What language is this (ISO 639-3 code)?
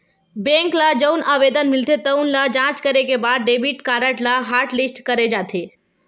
hne